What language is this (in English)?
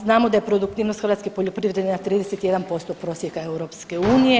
Croatian